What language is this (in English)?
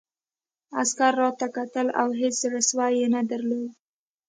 Pashto